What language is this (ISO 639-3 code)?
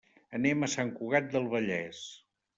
cat